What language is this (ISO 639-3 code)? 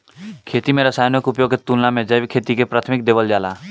bho